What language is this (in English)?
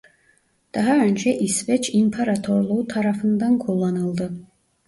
Turkish